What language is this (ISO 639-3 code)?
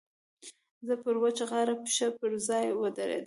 pus